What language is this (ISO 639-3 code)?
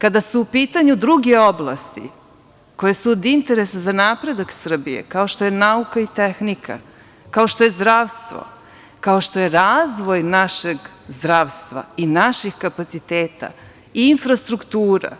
srp